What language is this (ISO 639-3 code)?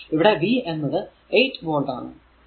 mal